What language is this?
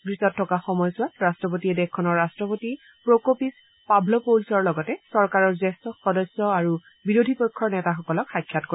Assamese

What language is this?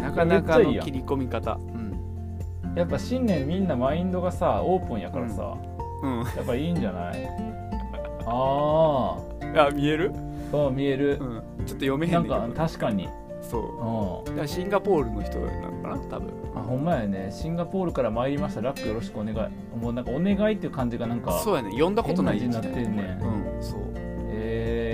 Japanese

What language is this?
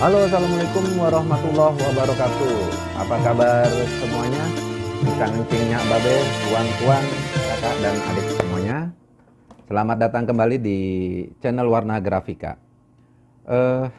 Indonesian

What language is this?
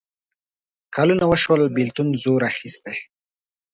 Pashto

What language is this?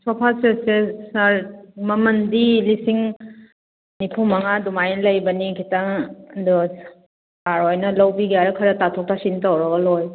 Manipuri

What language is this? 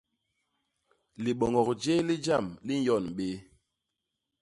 Basaa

